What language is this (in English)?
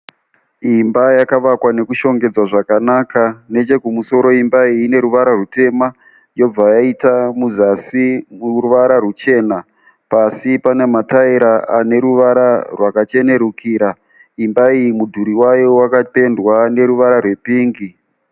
Shona